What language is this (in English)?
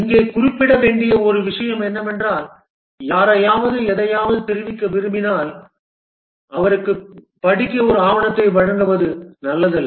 Tamil